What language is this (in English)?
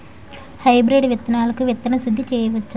Telugu